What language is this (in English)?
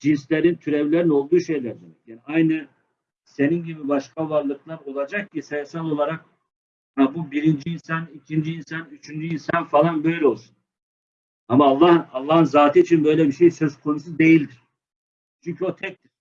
Turkish